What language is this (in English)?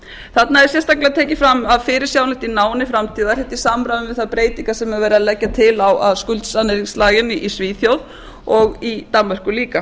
Icelandic